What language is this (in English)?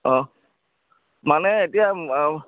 Assamese